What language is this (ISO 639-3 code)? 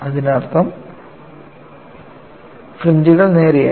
mal